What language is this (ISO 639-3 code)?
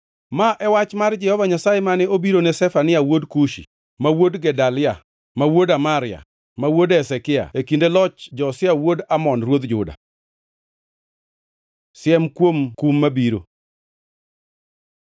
luo